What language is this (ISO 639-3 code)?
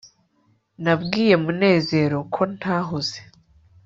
kin